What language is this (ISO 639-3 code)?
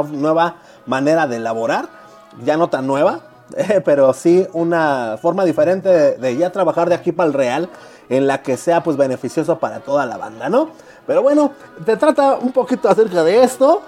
spa